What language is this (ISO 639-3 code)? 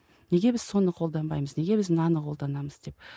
kaz